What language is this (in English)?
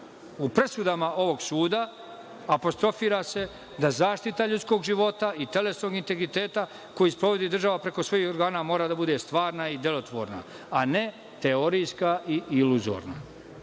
Serbian